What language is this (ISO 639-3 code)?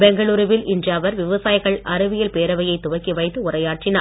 tam